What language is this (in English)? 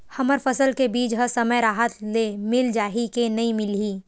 Chhattisgarhi